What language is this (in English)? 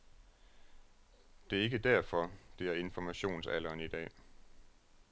Danish